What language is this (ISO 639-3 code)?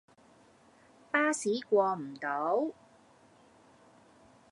yue